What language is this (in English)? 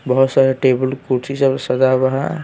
Hindi